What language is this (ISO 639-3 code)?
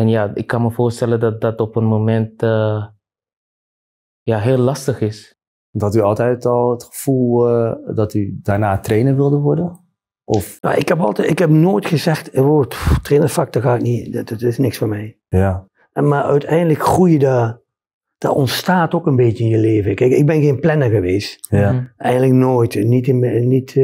nld